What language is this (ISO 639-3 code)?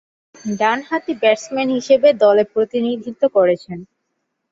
ben